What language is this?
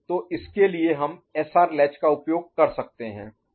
Hindi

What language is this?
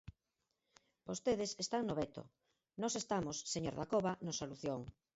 Galician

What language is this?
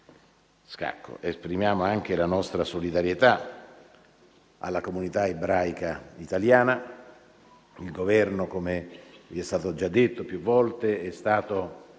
Italian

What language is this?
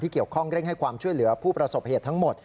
Thai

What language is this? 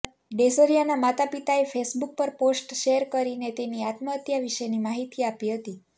Gujarati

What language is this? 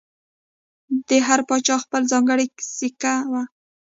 Pashto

